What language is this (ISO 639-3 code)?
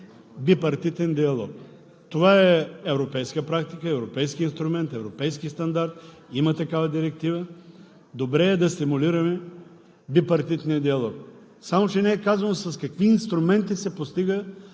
bul